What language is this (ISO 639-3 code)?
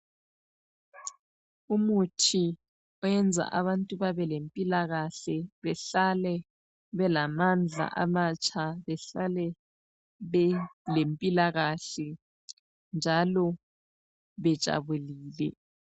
nde